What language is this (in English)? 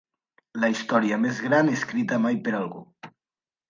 Catalan